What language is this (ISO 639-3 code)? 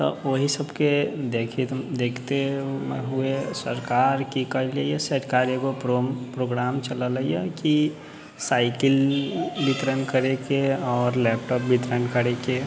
mai